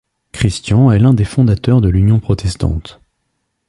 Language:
French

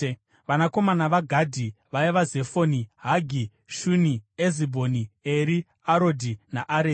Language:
Shona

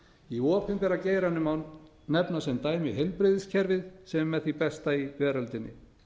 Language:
Icelandic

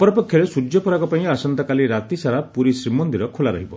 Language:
Odia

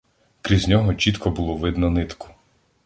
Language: Ukrainian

